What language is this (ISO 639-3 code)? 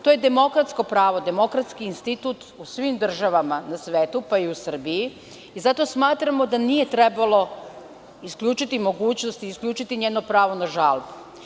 srp